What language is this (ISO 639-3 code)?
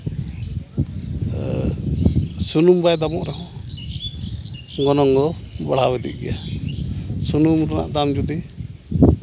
sat